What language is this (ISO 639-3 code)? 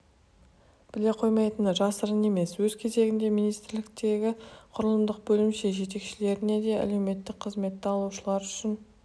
kaz